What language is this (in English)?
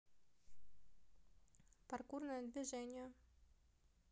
Russian